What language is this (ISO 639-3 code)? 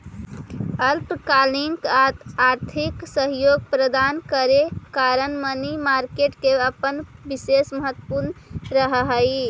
mag